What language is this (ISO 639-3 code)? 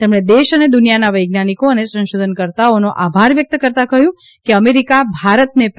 guj